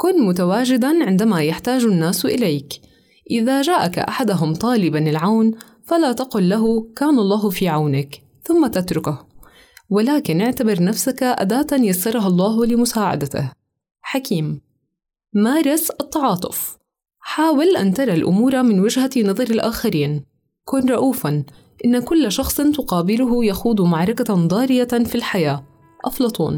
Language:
Arabic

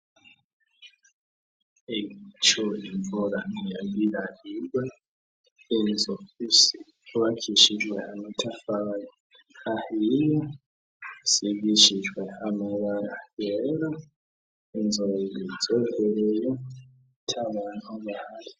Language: Rundi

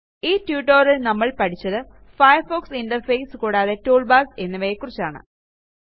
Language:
Malayalam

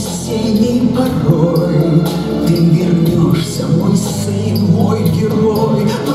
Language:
Russian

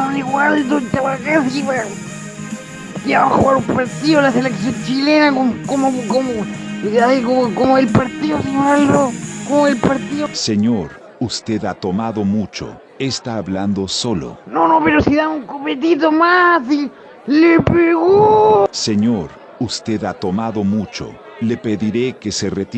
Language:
Spanish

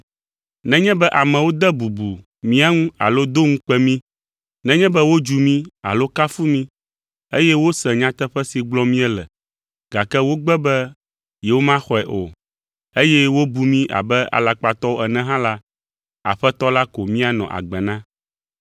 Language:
Ewe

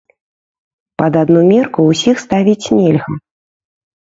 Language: Belarusian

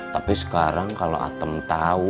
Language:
Indonesian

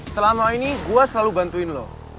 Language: Indonesian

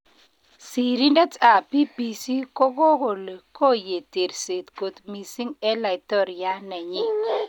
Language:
Kalenjin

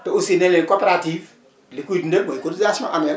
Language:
Wolof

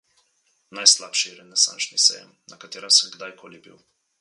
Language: Slovenian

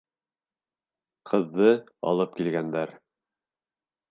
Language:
Bashkir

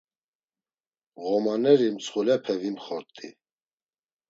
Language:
Laz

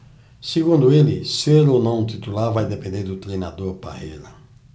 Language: Portuguese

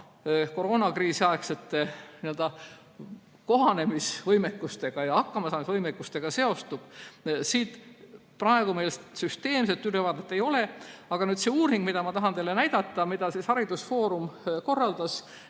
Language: Estonian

